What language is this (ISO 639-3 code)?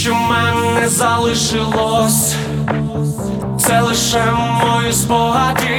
ukr